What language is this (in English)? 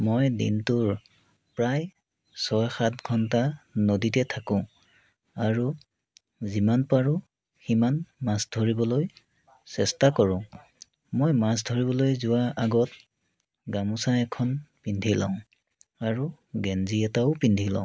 Assamese